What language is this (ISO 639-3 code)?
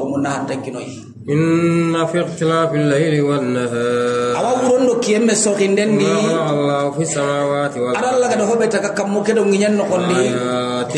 ind